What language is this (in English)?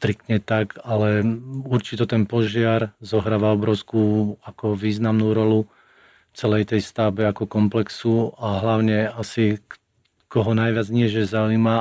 Slovak